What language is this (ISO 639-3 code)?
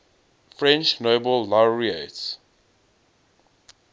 eng